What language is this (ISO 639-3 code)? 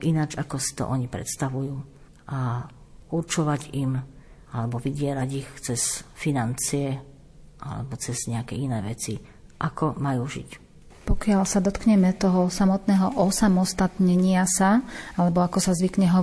slk